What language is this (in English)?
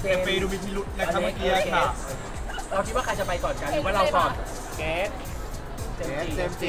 Thai